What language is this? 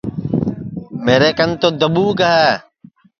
Sansi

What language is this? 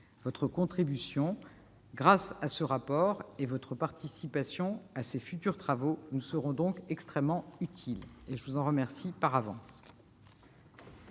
French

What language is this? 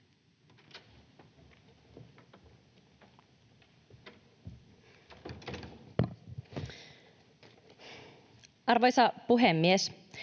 Finnish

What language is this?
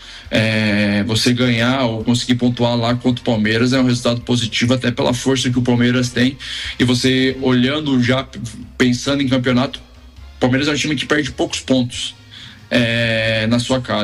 Portuguese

